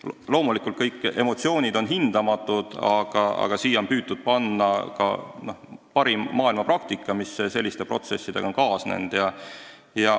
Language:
Estonian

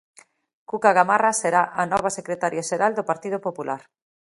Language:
Galician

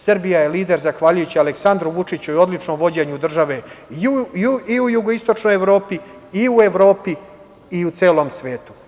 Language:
Serbian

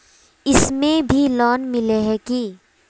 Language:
Magahi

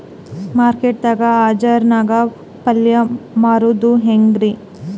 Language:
Kannada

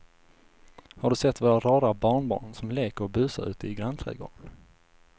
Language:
Swedish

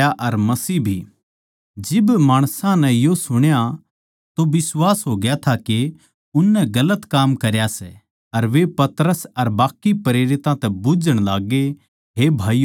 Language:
Haryanvi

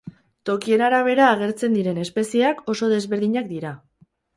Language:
Basque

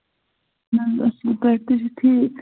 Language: Kashmiri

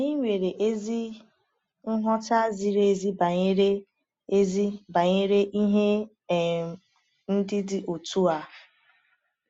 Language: Igbo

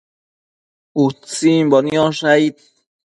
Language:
Matsés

